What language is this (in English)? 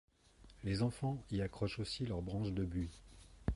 French